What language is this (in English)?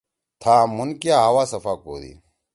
Torwali